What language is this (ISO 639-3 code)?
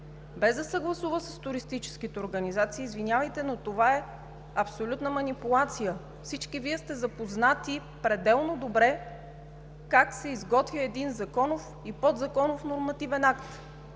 bul